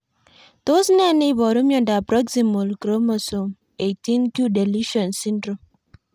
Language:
Kalenjin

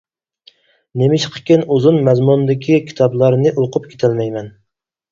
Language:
Uyghur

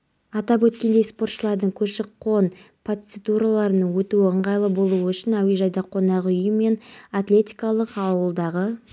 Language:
Kazakh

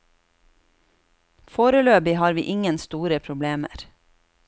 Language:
Norwegian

